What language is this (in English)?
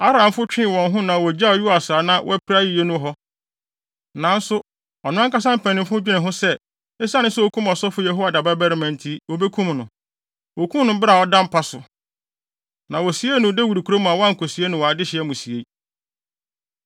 Akan